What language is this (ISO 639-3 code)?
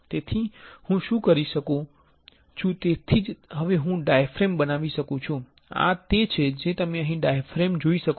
guj